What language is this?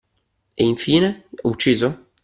Italian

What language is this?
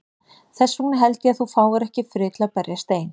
Icelandic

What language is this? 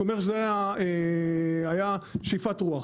Hebrew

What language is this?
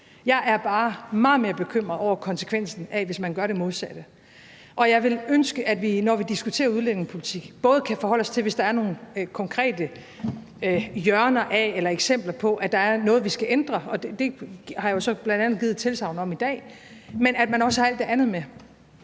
Danish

